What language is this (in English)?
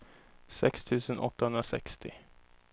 Swedish